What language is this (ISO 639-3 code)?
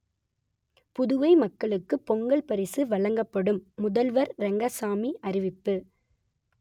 tam